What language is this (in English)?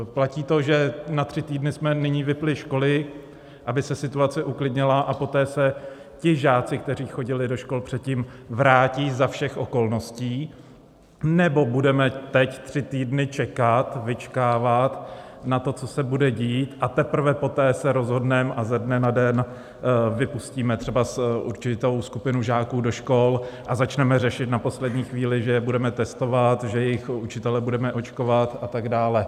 Czech